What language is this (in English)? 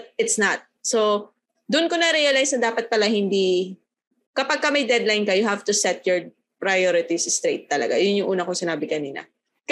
Filipino